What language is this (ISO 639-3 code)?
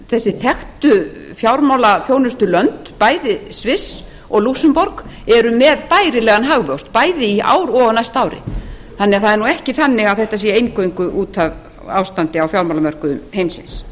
isl